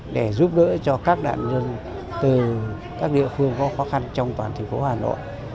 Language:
Vietnamese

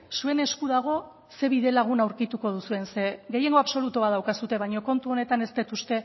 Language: Basque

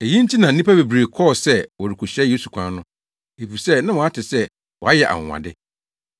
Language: Akan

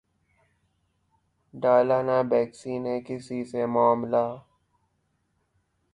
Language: Urdu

